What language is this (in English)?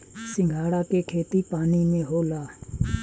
Bhojpuri